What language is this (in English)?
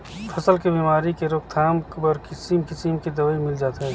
Chhattisgarhi